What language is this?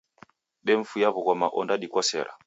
Taita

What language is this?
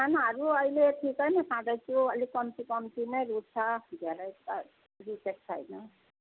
Nepali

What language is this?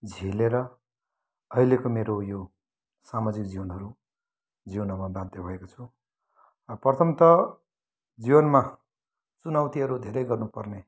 Nepali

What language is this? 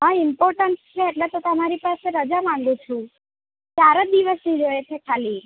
Gujarati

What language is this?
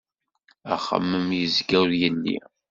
Kabyle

